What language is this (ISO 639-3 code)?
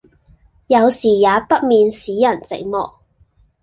yue